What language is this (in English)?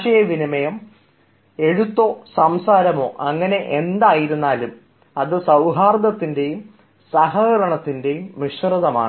Malayalam